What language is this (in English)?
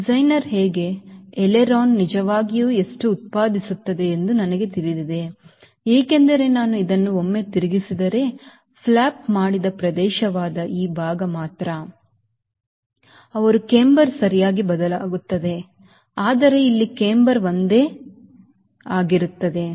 Kannada